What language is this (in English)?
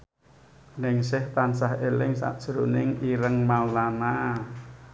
Javanese